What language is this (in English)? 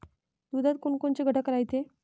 Marathi